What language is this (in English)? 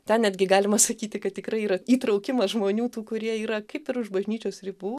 Lithuanian